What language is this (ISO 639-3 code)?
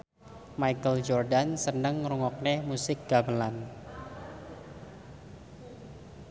jav